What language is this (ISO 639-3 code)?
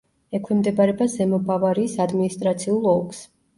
kat